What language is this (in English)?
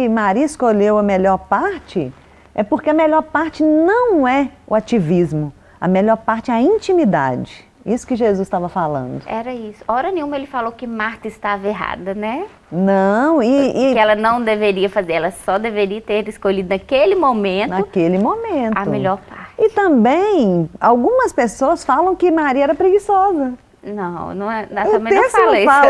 Portuguese